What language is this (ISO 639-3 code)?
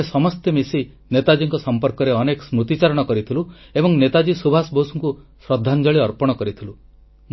ori